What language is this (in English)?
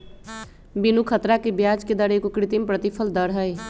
Magahi